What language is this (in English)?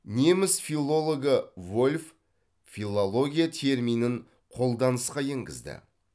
Kazakh